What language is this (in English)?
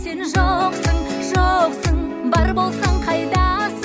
Kazakh